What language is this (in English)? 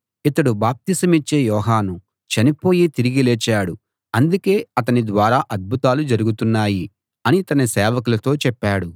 Telugu